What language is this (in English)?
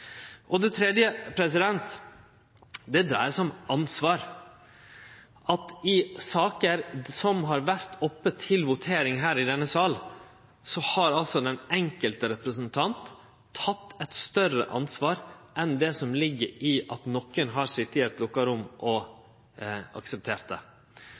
Norwegian Nynorsk